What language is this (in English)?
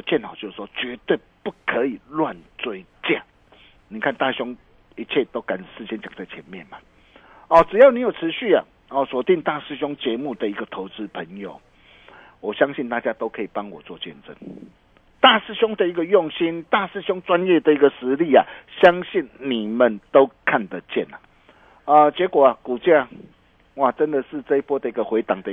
Chinese